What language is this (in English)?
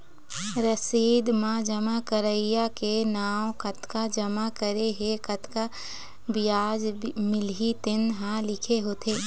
Chhattisgarhi